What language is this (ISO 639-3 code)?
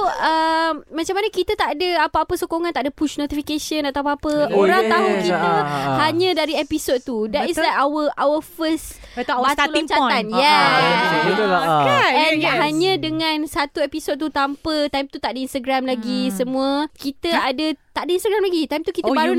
msa